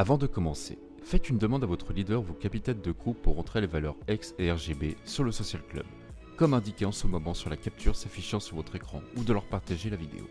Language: French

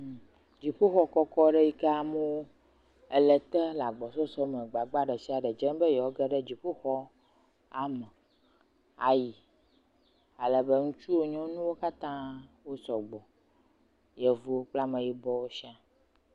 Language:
Ewe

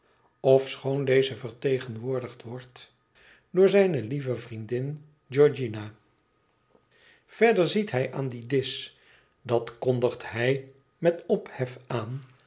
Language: Dutch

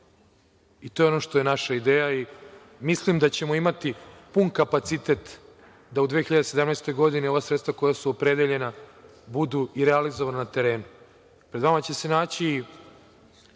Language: Serbian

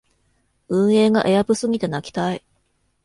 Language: Japanese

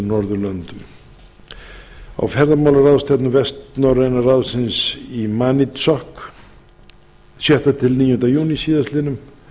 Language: Icelandic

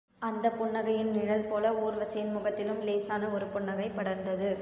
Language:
Tamil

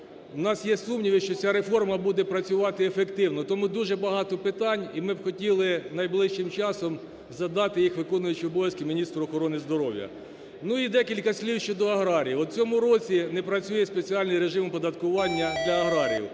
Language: Ukrainian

